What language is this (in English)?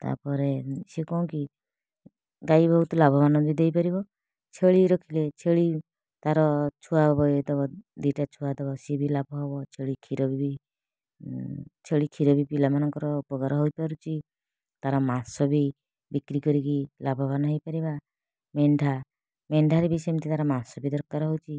Odia